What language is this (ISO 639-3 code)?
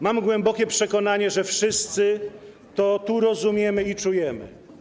pol